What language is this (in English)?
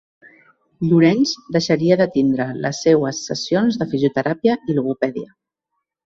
Catalan